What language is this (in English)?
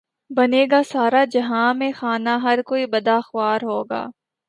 Urdu